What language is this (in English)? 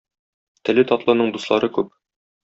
Tatar